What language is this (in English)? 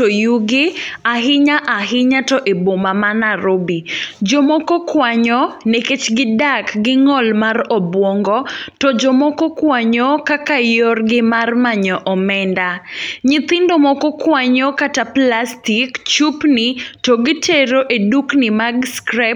Luo (Kenya and Tanzania)